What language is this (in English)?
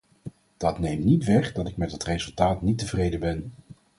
Dutch